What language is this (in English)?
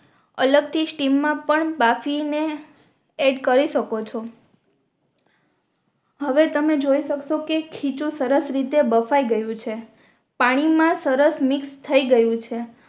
Gujarati